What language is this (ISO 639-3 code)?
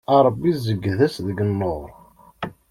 kab